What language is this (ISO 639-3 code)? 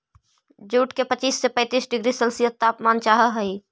mag